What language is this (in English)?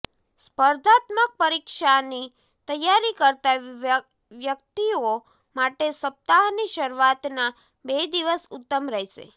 Gujarati